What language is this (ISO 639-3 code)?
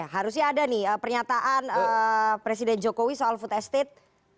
ind